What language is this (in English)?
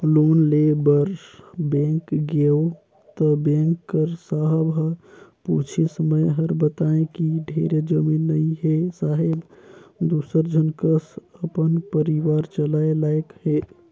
Chhattisgarhi